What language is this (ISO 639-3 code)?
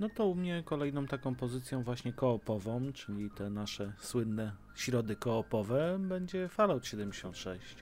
pol